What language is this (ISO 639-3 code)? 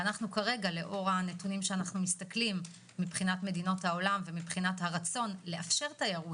heb